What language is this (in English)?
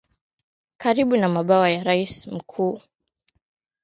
Swahili